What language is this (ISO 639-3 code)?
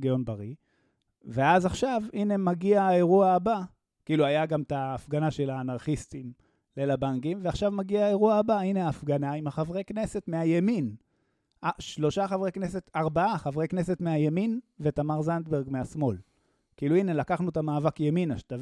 heb